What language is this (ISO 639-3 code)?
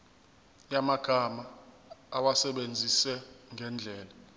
zul